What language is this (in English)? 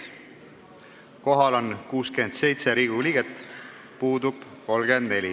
Estonian